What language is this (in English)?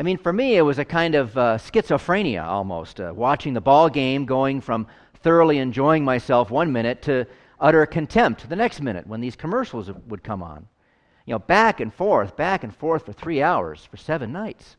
English